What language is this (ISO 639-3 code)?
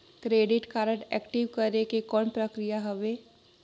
hne